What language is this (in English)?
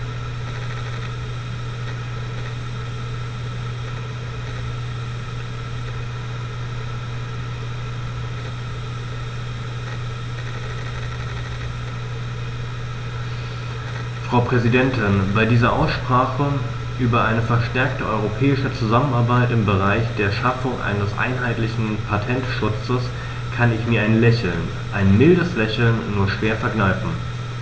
German